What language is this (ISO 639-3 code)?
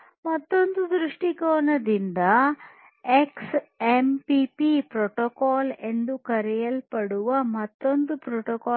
kan